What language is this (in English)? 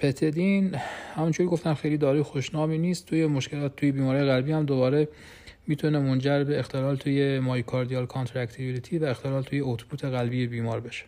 Persian